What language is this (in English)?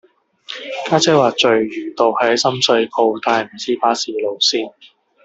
Cantonese